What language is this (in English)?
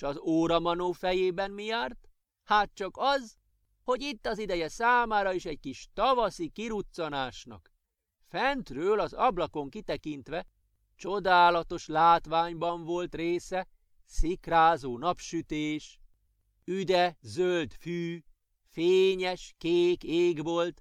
Hungarian